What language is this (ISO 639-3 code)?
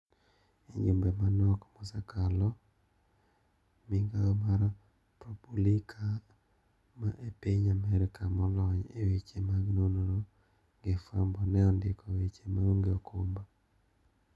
luo